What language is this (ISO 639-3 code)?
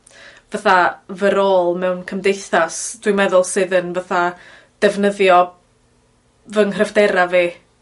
cym